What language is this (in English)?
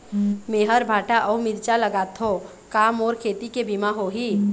Chhattisgarhi